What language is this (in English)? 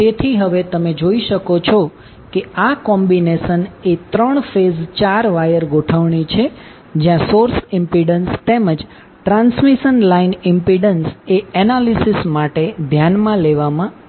Gujarati